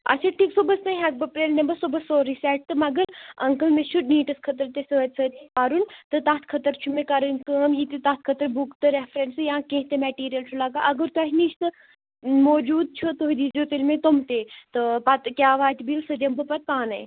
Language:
Kashmiri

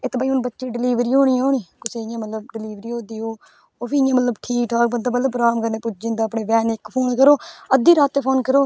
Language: Dogri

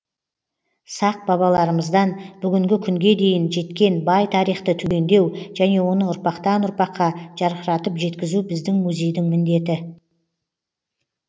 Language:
Kazakh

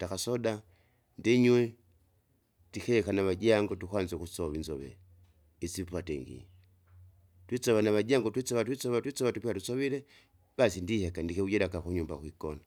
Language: Kinga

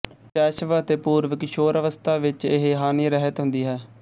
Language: Punjabi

